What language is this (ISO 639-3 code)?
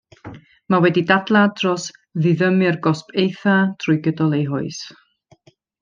cym